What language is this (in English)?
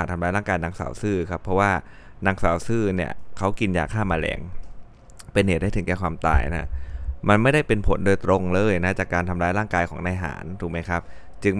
Thai